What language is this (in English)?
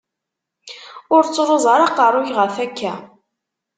Kabyle